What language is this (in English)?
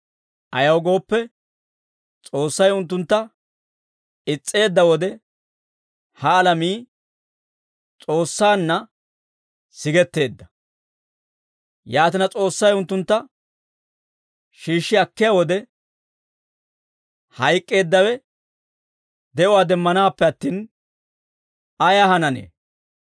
Dawro